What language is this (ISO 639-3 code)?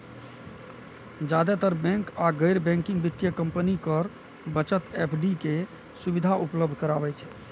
mai